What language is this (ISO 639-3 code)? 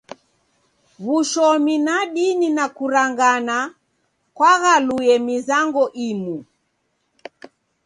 dav